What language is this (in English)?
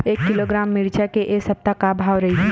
Chhattisgarhi